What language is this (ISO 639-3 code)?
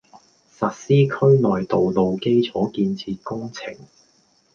yue